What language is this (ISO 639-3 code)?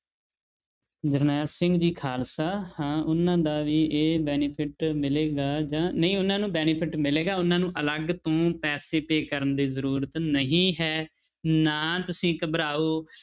pan